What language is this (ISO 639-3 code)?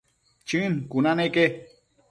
mcf